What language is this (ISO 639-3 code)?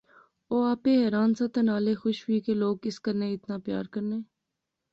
phr